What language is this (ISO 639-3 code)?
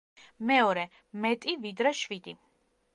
kat